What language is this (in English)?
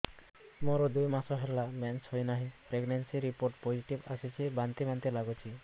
Odia